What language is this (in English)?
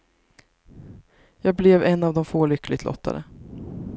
Swedish